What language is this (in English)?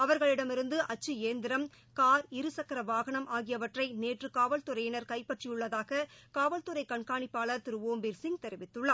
Tamil